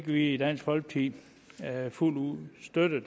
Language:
Danish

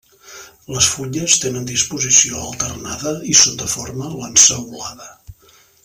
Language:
Catalan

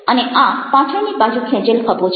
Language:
Gujarati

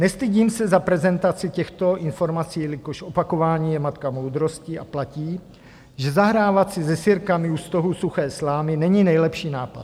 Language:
Czech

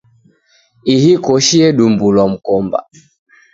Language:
Taita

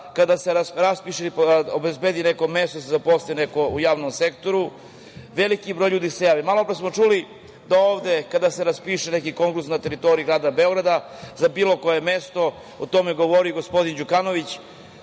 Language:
Serbian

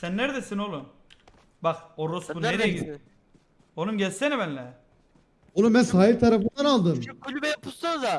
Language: Turkish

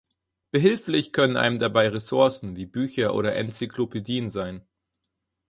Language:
German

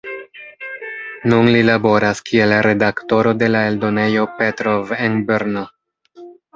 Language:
Esperanto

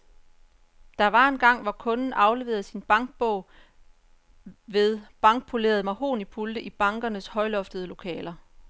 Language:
Danish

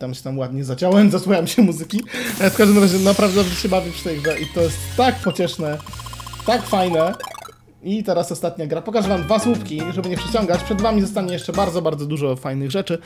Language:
Polish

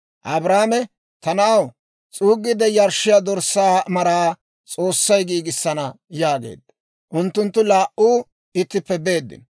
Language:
Dawro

